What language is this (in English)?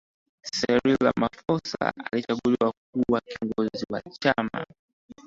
Swahili